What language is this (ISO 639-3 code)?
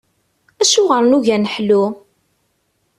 kab